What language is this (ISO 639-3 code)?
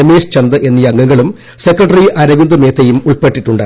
mal